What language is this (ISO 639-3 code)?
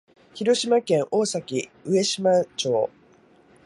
jpn